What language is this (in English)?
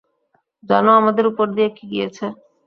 Bangla